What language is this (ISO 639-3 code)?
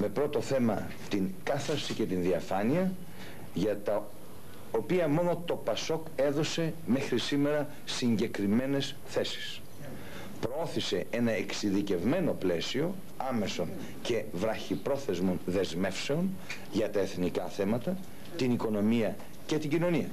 ell